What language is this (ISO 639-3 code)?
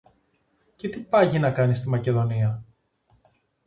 ell